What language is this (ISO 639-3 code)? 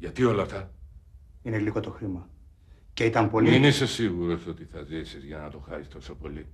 ell